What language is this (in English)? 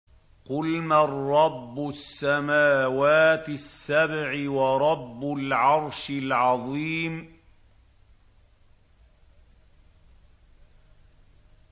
Arabic